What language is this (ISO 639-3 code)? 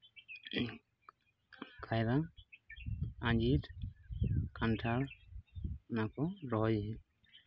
sat